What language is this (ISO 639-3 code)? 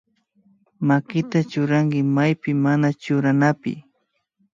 qvi